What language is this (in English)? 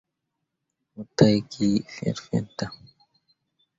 Mundang